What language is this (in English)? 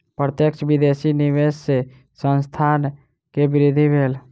Maithili